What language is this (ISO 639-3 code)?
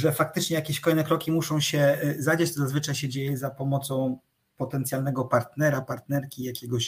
pol